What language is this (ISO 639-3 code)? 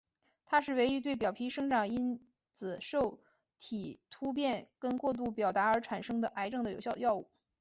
zho